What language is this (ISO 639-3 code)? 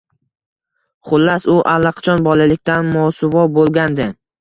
uzb